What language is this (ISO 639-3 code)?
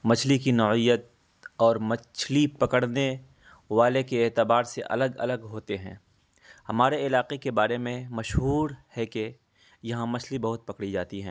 urd